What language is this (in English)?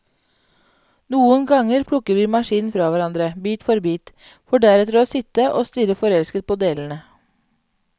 Norwegian